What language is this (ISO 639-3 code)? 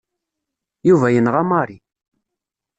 kab